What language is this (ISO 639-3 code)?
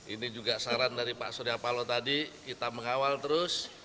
ind